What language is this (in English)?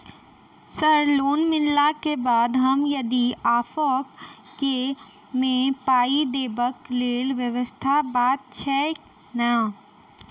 Maithili